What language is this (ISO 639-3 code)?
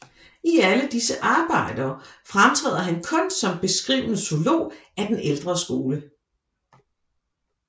dan